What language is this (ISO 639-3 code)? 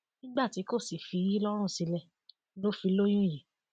yor